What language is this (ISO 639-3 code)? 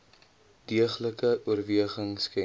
afr